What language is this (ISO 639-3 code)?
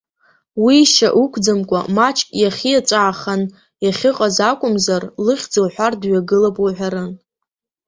abk